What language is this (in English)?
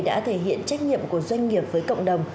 Vietnamese